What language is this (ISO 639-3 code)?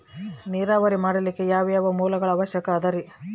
kan